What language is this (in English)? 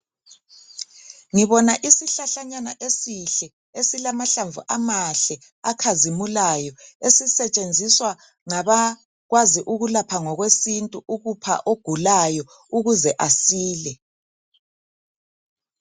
North Ndebele